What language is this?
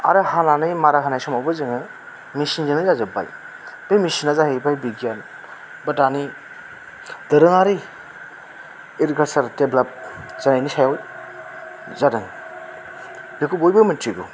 Bodo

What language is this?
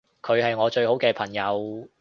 Cantonese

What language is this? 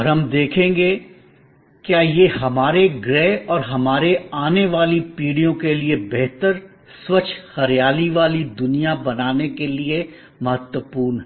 Hindi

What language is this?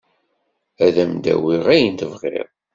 Kabyle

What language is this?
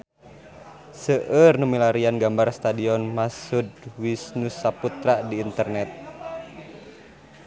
Sundanese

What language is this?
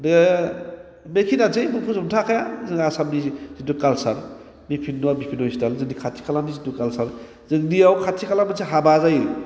Bodo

